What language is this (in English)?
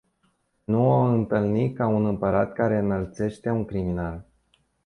Romanian